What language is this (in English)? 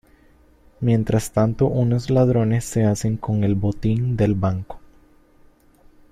Spanish